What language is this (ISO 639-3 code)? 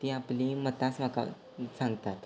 kok